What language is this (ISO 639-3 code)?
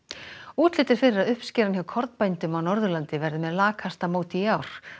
isl